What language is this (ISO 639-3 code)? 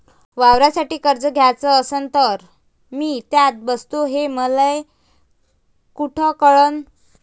mar